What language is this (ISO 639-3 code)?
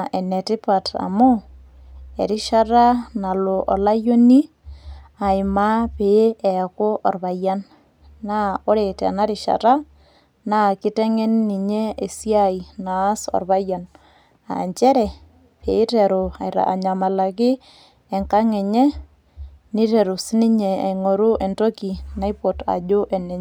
mas